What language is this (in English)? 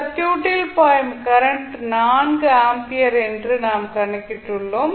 Tamil